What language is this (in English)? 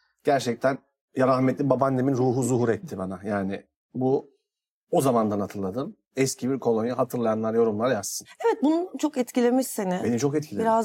Turkish